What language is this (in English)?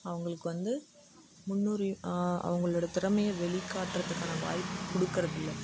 Tamil